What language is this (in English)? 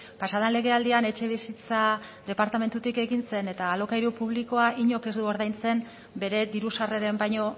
Basque